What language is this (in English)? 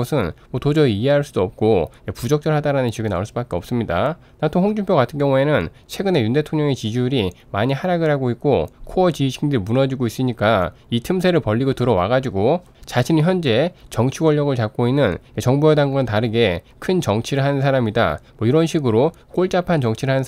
Korean